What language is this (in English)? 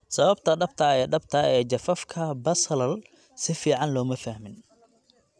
Somali